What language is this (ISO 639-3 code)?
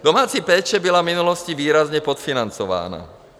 ces